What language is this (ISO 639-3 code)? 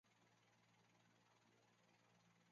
zho